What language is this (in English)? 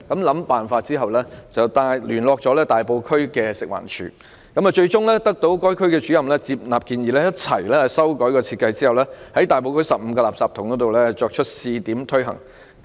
Cantonese